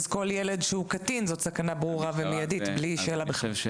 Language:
Hebrew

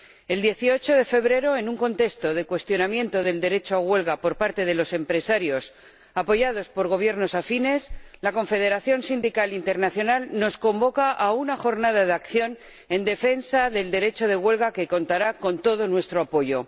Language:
Spanish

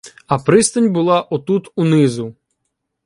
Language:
Ukrainian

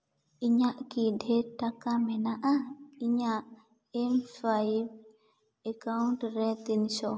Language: Santali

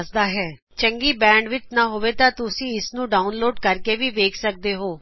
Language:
Punjabi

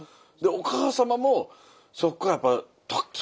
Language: Japanese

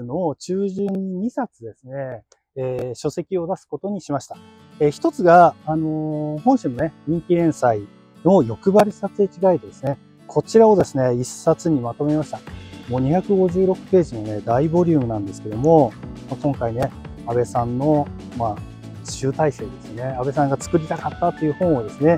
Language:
Japanese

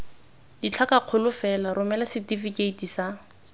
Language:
Tswana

